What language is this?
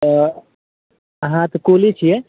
Maithili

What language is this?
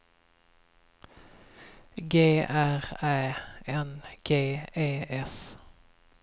Swedish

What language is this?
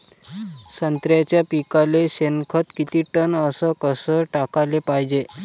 Marathi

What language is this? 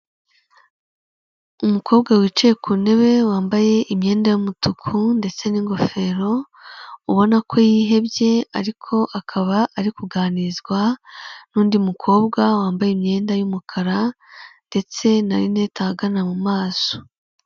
Kinyarwanda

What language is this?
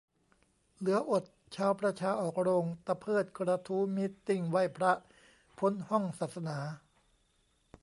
Thai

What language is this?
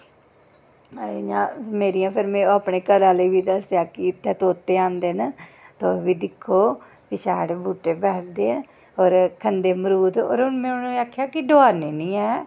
Dogri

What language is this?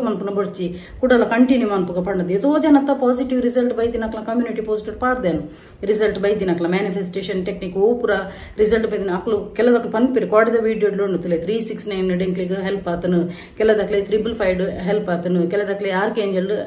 Kannada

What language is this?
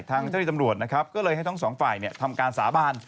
Thai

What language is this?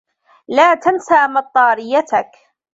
Arabic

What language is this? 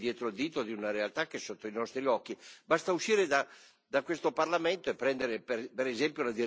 Italian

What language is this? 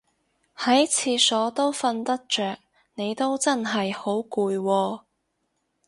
Cantonese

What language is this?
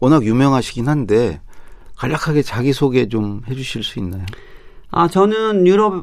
Korean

